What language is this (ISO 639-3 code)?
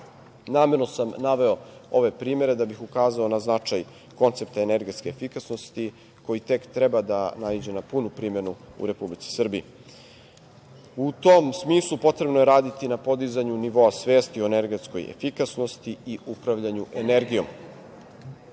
srp